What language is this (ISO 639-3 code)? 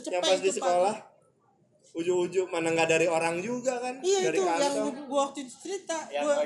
ind